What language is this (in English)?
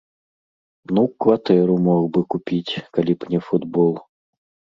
Belarusian